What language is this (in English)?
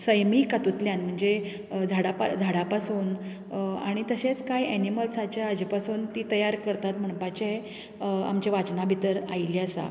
Konkani